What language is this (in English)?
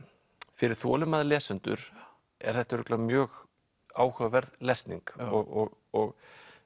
Icelandic